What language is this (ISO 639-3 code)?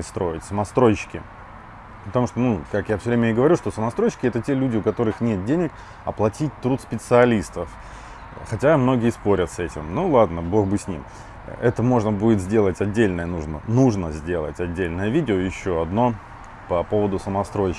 rus